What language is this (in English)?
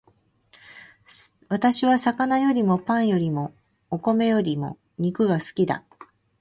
Japanese